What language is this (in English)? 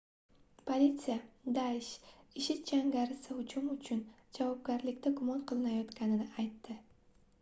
Uzbek